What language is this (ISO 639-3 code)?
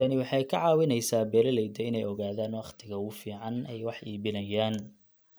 som